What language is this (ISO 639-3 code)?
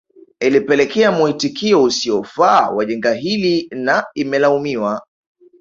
swa